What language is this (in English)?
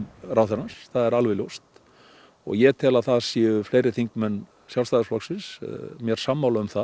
Icelandic